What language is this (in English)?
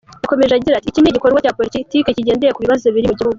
Kinyarwanda